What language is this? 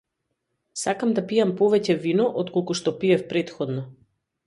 Macedonian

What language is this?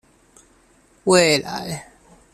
Chinese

